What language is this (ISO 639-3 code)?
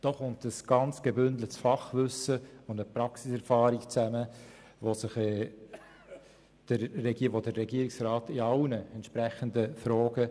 gsw